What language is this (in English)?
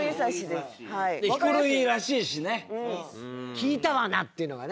Japanese